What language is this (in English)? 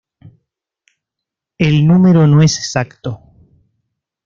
Spanish